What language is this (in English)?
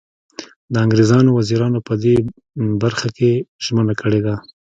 Pashto